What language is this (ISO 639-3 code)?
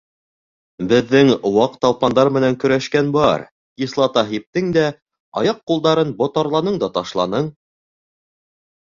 bak